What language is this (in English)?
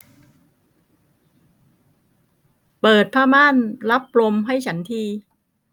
Thai